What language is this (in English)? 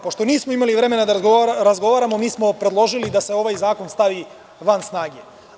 Serbian